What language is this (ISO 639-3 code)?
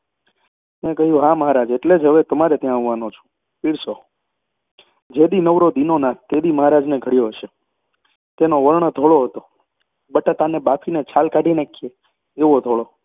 guj